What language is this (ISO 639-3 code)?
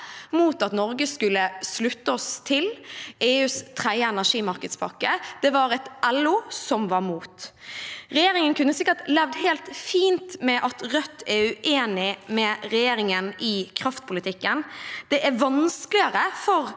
nor